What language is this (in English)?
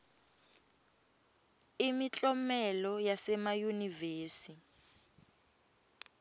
Swati